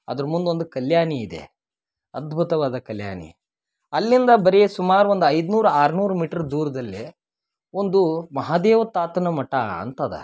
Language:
Kannada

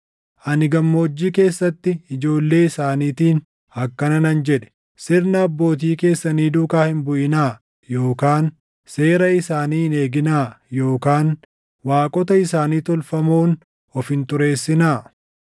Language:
Oromo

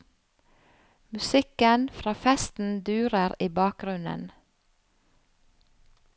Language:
Norwegian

